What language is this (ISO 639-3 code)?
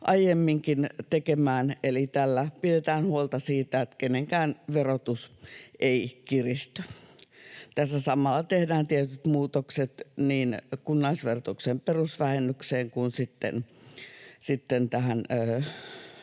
fin